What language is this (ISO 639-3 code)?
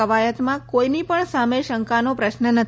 guj